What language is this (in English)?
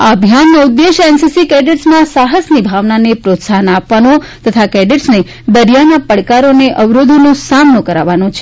Gujarati